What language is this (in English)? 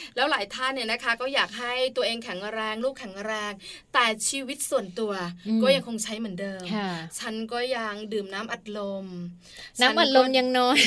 Thai